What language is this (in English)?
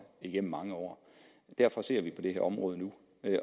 Danish